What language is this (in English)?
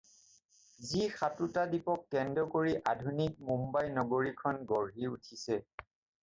Assamese